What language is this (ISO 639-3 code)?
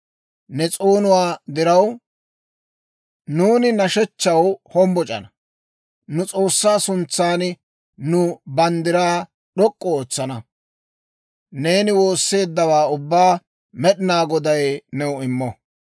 dwr